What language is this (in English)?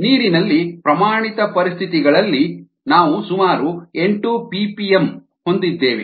Kannada